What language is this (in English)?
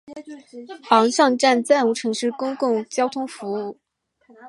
Chinese